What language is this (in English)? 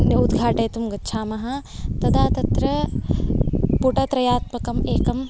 Sanskrit